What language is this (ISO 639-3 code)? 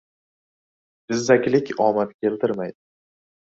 uzb